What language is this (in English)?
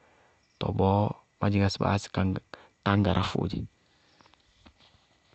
Bago-Kusuntu